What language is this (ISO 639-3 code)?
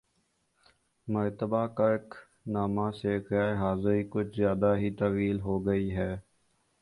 urd